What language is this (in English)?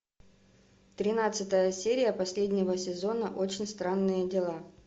Russian